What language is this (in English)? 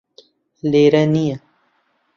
Central Kurdish